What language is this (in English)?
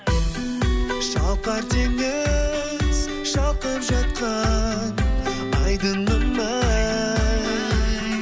Kazakh